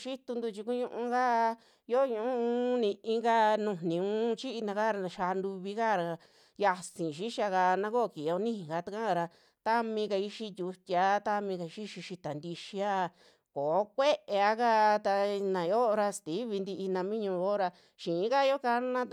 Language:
Western Juxtlahuaca Mixtec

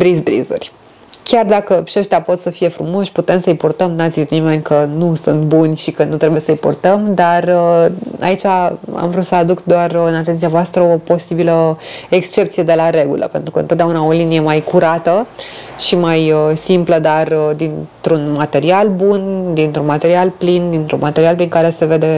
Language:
Romanian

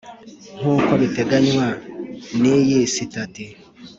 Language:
Kinyarwanda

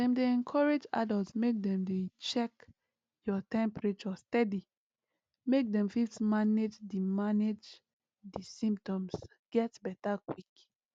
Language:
Nigerian Pidgin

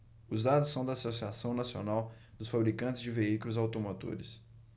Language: Portuguese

